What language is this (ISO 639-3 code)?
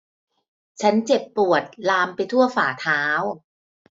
tha